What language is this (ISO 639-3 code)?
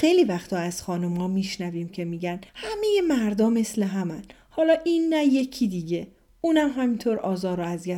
fas